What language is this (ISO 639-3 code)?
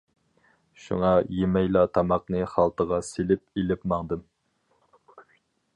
uig